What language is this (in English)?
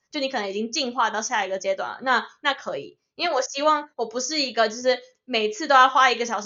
Chinese